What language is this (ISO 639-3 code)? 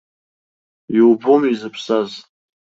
abk